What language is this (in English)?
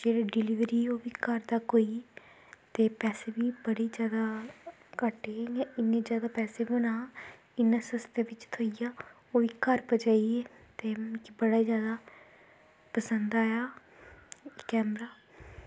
Dogri